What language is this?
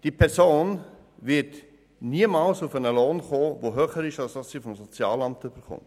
Swiss German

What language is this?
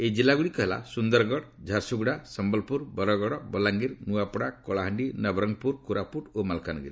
Odia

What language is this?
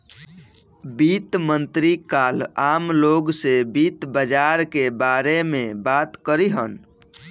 Bhojpuri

